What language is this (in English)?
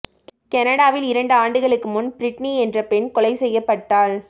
Tamil